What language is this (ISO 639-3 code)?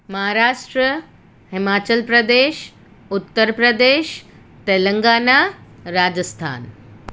guj